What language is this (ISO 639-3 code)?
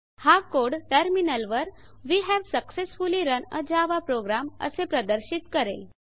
mar